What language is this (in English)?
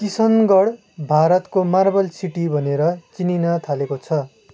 Nepali